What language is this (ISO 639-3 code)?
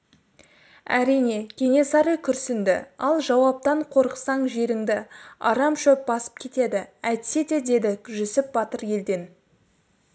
kaz